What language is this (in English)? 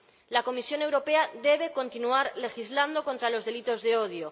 Spanish